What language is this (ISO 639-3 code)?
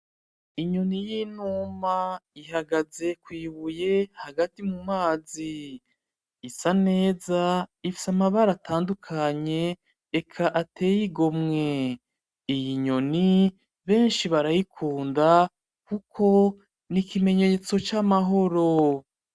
run